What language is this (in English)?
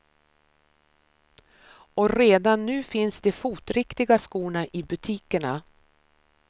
Swedish